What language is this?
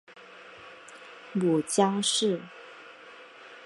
Chinese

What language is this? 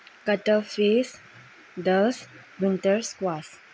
Manipuri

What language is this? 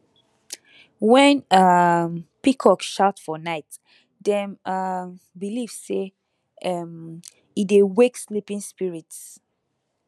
Nigerian Pidgin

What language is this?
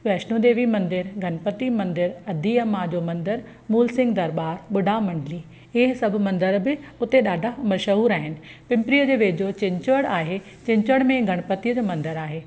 Sindhi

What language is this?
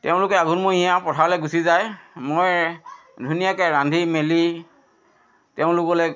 Assamese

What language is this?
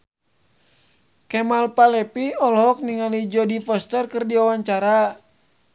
Sundanese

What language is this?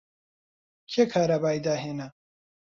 Central Kurdish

